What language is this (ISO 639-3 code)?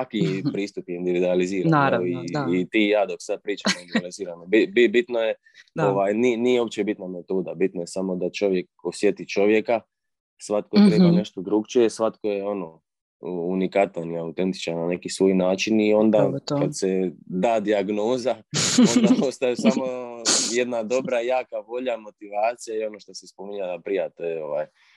hrv